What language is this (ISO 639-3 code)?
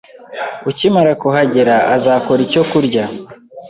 kin